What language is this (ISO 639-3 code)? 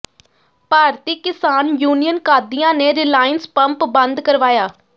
pan